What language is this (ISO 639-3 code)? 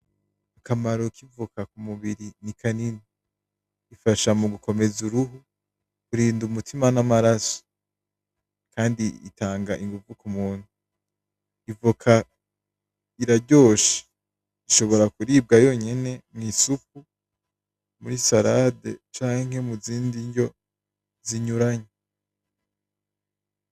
run